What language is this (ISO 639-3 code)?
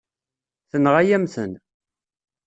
kab